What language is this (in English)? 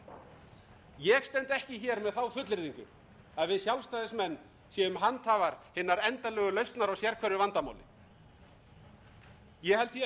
Icelandic